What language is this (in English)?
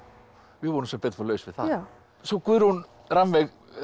Icelandic